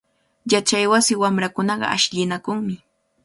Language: Cajatambo North Lima Quechua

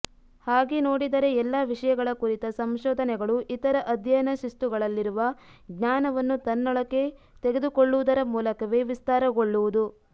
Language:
Kannada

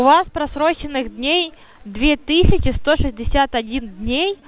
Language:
Russian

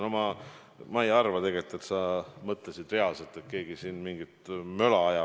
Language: Estonian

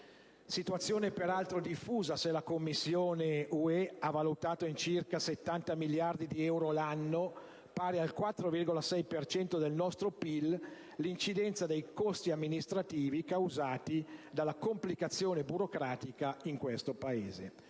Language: Italian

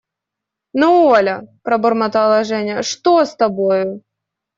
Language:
Russian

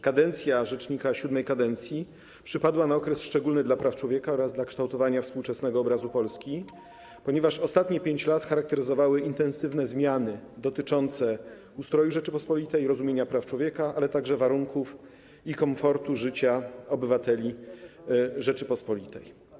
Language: Polish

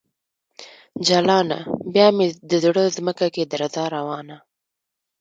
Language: Pashto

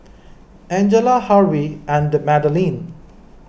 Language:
English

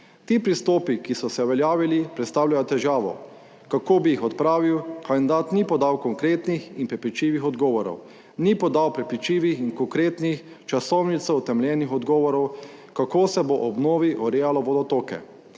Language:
Slovenian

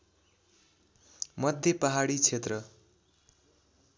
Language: Nepali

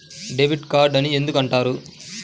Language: Telugu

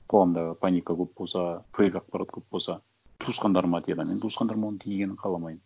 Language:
Kazakh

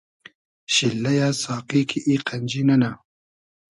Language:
Hazaragi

